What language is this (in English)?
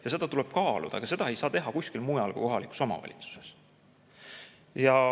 Estonian